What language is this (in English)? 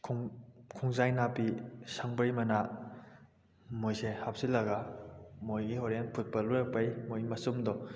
Manipuri